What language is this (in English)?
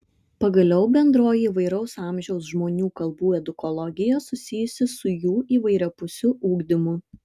Lithuanian